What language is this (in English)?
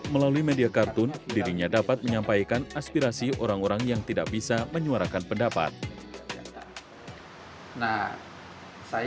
Indonesian